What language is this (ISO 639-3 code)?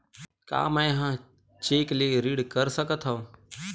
hne